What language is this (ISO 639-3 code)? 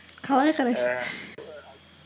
kaz